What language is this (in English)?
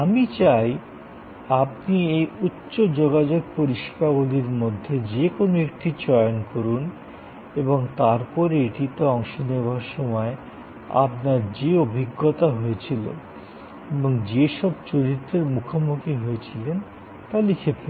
Bangla